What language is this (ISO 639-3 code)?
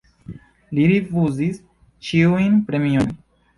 epo